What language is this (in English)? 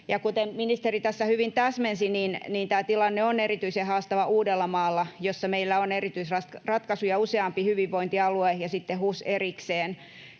Finnish